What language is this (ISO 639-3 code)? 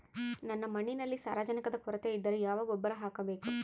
kan